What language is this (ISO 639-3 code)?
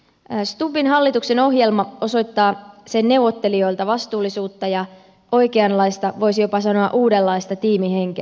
fin